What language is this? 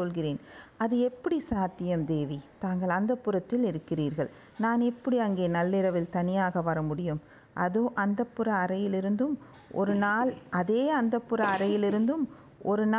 Tamil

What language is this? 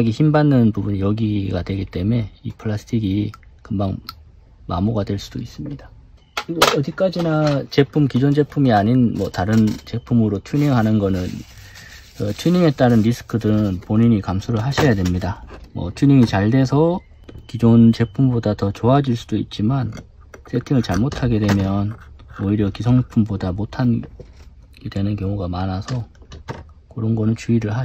Korean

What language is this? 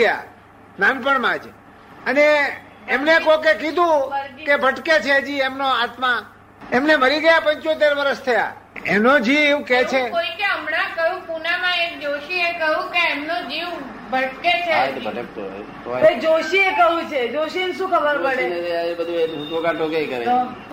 Gujarati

